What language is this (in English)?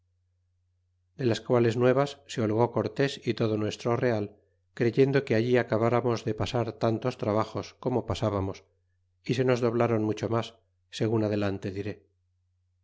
Spanish